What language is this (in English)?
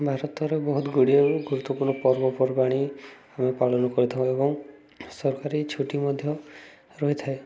Odia